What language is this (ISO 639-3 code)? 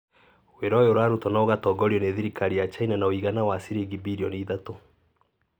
kik